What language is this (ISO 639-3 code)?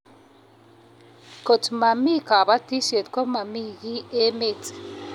kln